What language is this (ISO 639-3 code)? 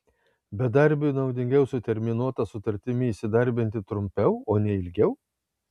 lit